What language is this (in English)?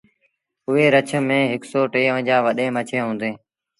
Sindhi Bhil